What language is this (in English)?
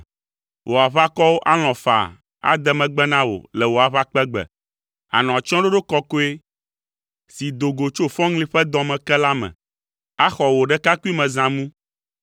Ewe